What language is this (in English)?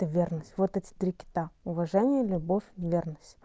Russian